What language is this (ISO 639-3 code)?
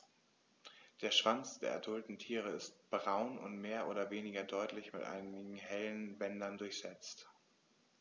deu